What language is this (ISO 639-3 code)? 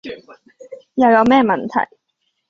yue